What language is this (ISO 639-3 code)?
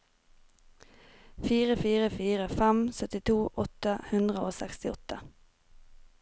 nor